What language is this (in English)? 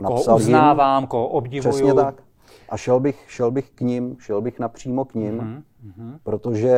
Czech